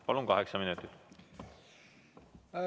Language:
Estonian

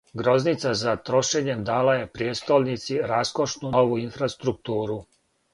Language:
Serbian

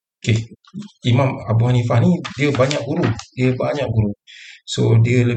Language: Malay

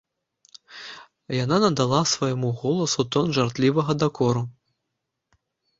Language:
Belarusian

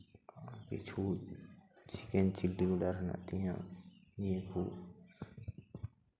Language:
Santali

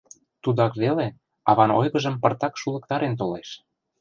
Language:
Mari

